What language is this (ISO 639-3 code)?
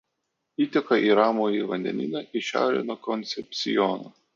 lit